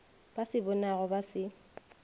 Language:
Northern Sotho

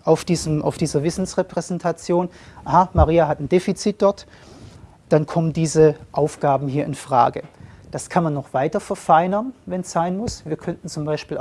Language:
German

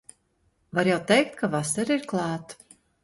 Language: Latvian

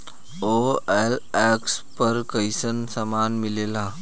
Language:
Bhojpuri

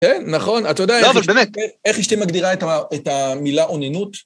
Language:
Hebrew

